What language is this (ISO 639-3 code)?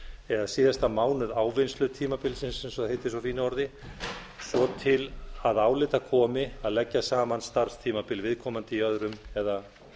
isl